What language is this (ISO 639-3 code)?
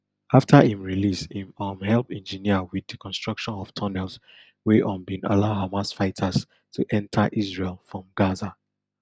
pcm